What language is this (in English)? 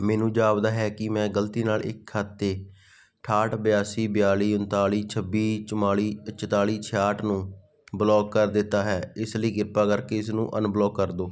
Punjabi